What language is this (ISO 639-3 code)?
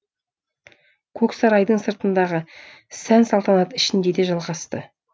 kaz